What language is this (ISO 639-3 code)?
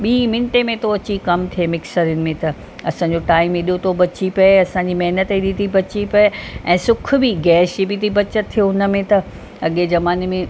snd